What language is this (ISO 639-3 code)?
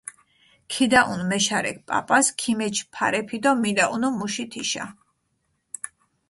xmf